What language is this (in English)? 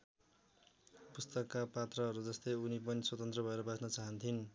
Nepali